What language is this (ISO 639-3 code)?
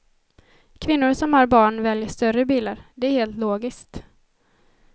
swe